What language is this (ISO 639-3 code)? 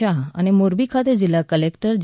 guj